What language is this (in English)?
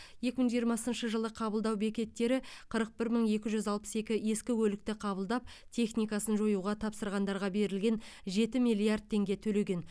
Kazakh